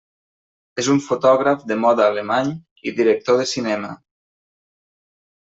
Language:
Catalan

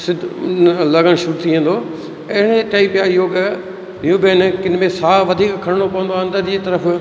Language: Sindhi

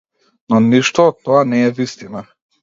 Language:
Macedonian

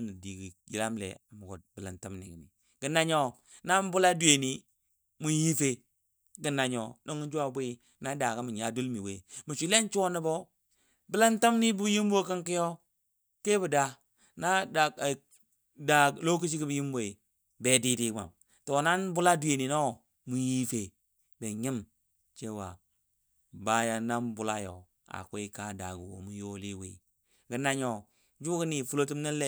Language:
Dadiya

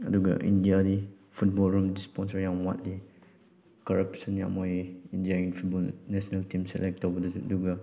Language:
Manipuri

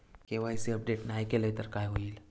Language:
Marathi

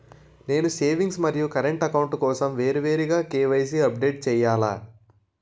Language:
Telugu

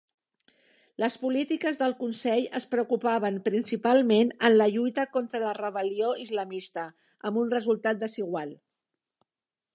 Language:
Catalan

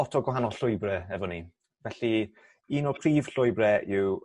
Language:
Welsh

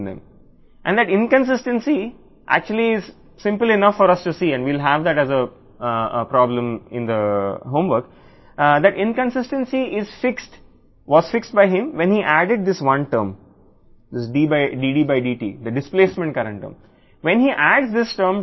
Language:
Telugu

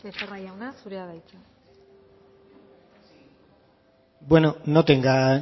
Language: Basque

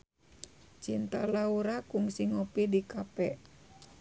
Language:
Sundanese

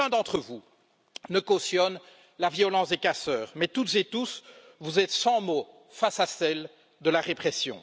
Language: French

